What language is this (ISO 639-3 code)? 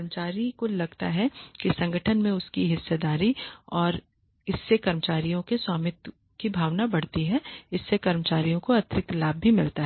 hin